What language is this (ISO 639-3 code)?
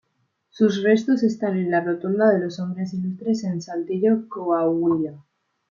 spa